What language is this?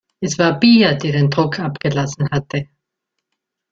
German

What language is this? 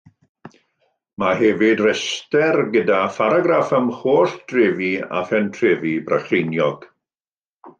Welsh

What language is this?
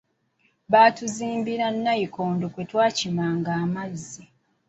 Ganda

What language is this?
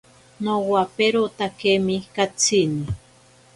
Ashéninka Perené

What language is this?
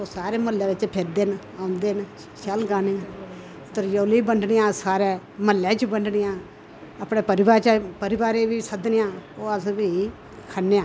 Dogri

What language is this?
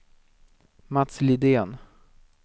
Swedish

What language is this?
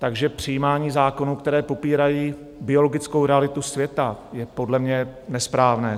Czech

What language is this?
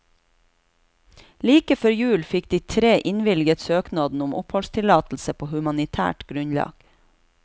Norwegian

